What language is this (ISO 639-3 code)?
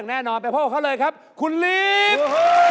tha